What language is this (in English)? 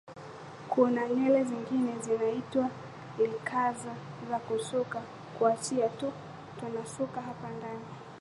Swahili